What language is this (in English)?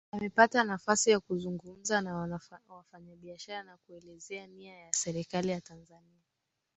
Swahili